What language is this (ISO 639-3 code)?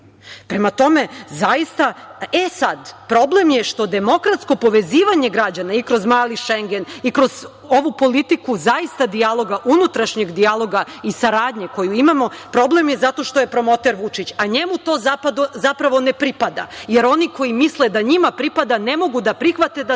srp